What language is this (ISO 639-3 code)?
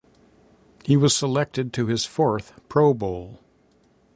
eng